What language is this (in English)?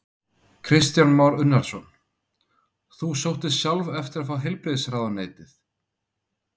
Icelandic